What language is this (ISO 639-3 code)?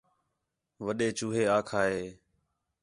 xhe